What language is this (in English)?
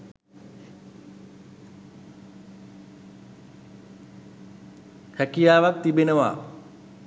Sinhala